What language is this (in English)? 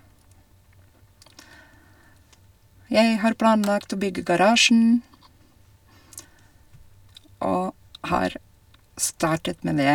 Norwegian